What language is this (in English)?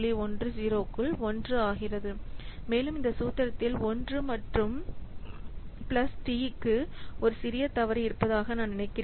Tamil